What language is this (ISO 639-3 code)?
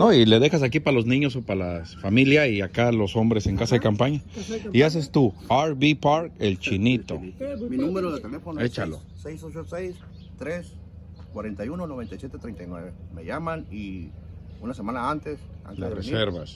spa